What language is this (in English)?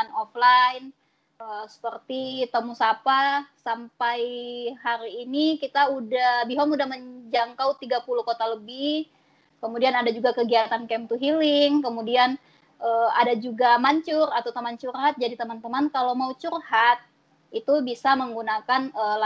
Indonesian